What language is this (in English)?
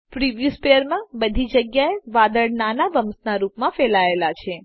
Gujarati